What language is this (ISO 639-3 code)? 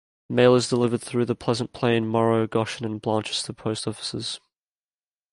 eng